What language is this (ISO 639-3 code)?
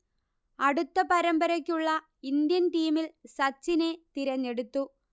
mal